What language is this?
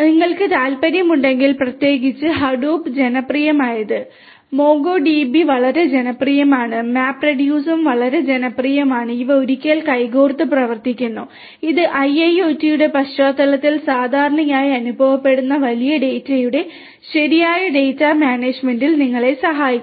Malayalam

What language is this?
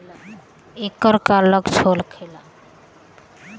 Bhojpuri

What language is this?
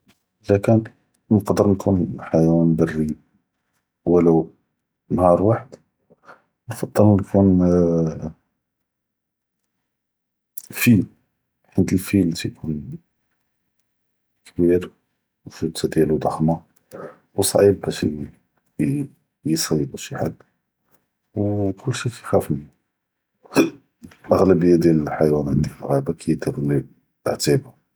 Judeo-Arabic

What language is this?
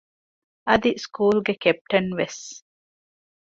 Divehi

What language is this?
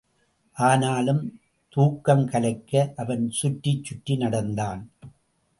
Tamil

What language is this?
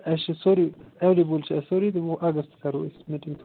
Kashmiri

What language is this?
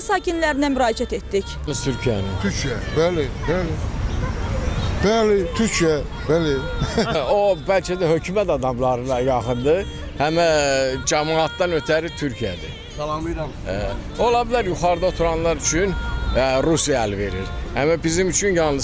Turkish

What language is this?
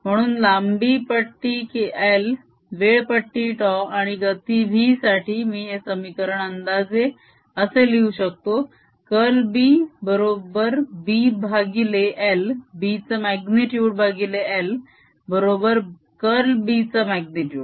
Marathi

